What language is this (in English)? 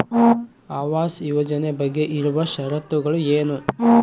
Kannada